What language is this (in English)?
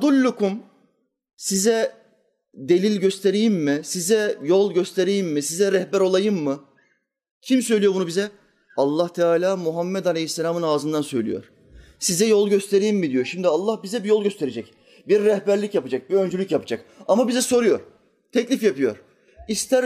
Turkish